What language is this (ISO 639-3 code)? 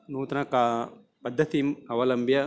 san